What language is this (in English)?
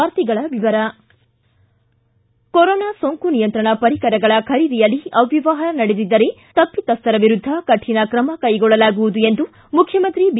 Kannada